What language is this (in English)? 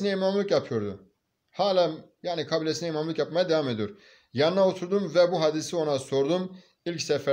Turkish